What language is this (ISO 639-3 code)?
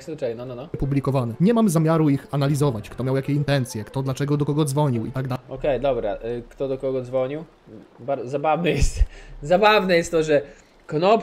pol